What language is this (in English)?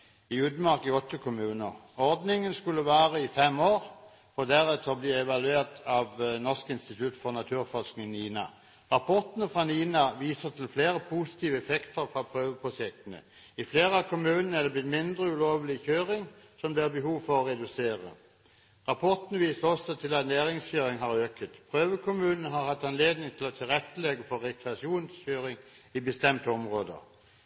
Norwegian Bokmål